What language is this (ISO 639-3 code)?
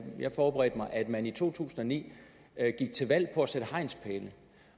dan